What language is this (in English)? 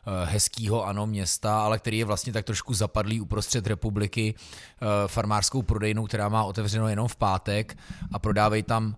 Czech